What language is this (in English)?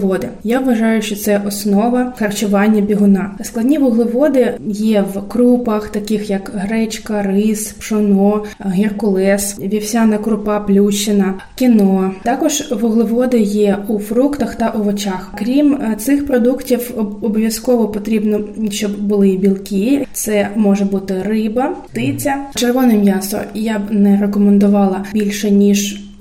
Ukrainian